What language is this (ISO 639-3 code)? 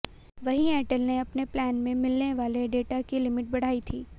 hin